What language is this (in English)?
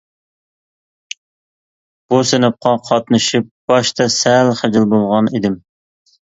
Uyghur